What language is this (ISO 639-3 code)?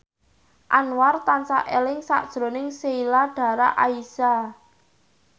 jav